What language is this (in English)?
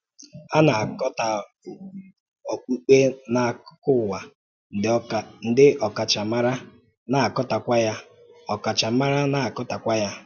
Igbo